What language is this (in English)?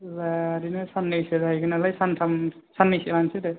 Bodo